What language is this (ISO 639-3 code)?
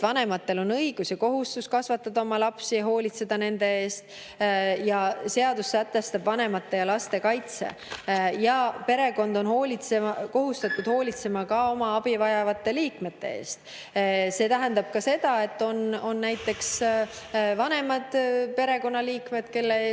est